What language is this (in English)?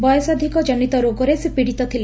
Odia